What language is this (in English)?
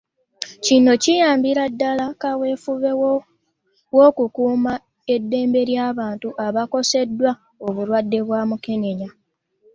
Ganda